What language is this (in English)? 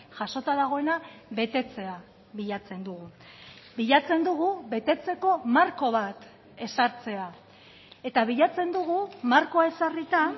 Basque